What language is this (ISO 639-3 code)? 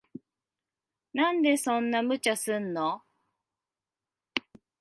jpn